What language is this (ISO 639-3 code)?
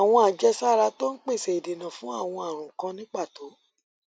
yor